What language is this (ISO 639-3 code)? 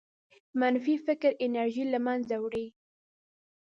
pus